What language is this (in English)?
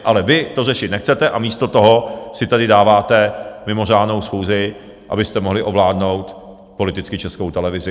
Czech